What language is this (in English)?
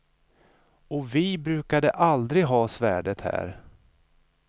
Swedish